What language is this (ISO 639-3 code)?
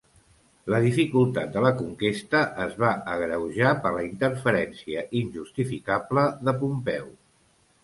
cat